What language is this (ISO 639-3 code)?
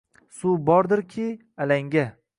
uzb